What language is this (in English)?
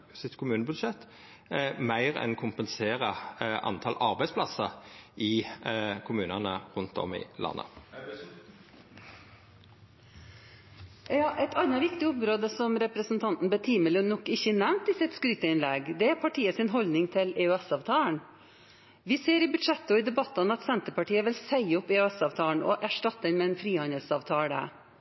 Norwegian